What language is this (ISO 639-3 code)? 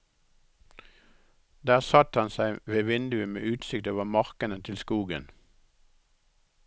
nor